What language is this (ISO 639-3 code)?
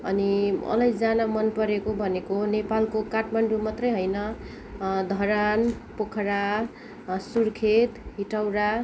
nep